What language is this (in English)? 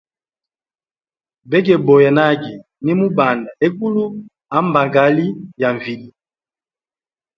Hemba